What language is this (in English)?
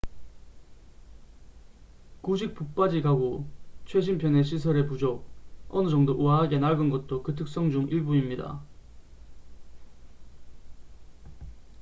Korean